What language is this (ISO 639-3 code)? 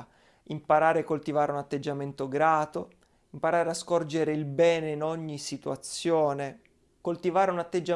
ita